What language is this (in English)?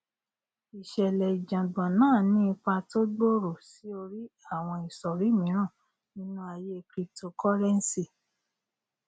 Yoruba